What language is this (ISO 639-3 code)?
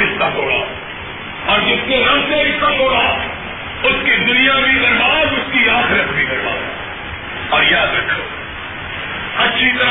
urd